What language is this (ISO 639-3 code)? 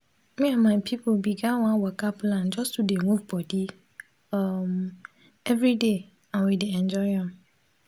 pcm